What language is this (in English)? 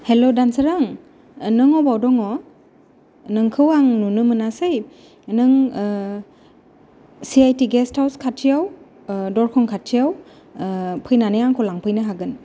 Bodo